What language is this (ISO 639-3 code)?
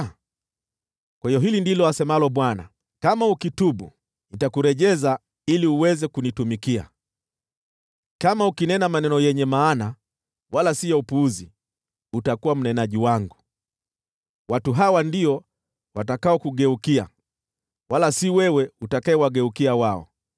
swa